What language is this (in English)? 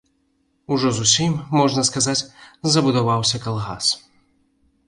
Belarusian